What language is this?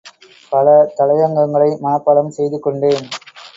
Tamil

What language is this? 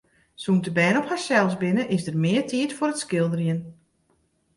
Western Frisian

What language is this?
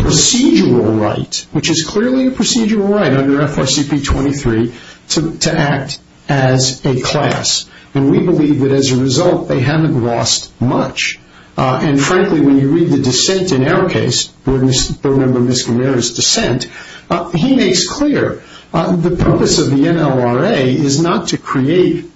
English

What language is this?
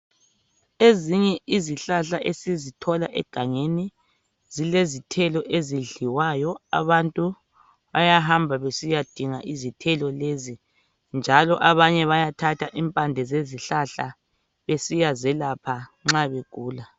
North Ndebele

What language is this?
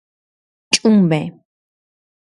Georgian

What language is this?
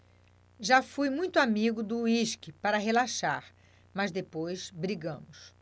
Portuguese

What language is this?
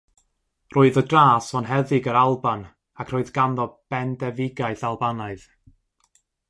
Welsh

